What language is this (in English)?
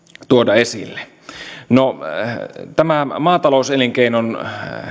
Finnish